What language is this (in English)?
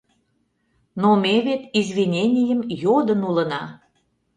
Mari